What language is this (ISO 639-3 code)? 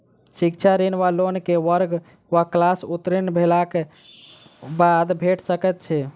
mai